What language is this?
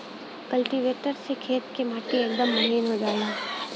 Bhojpuri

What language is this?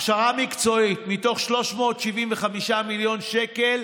Hebrew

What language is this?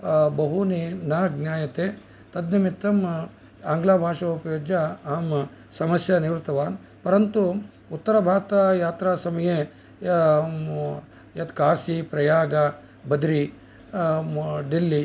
Sanskrit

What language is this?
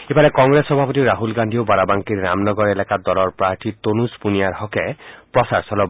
Assamese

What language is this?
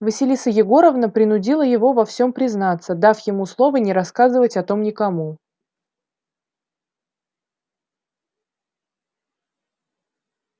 Russian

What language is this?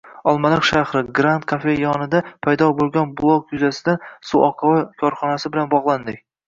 Uzbek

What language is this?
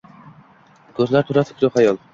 Uzbek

